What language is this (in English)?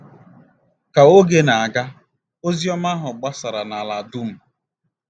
Igbo